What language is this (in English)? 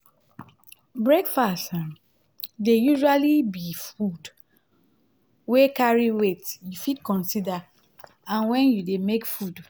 Nigerian Pidgin